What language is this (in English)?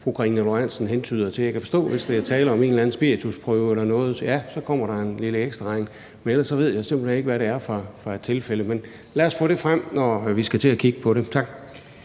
Danish